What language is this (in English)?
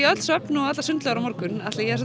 Icelandic